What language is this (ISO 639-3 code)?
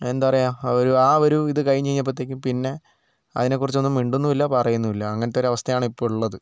mal